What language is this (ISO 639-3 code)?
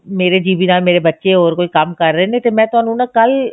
pan